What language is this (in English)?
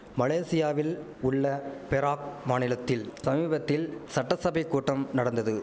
Tamil